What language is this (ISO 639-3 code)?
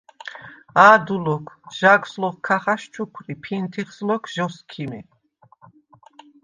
sva